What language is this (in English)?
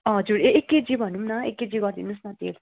Nepali